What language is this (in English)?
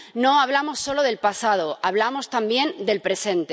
Spanish